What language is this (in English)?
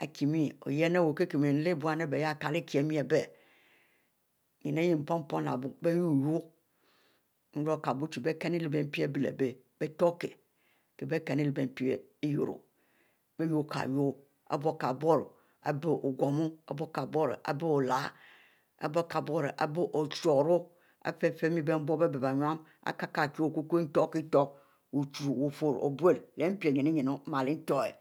Mbe